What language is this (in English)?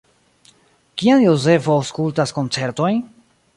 Esperanto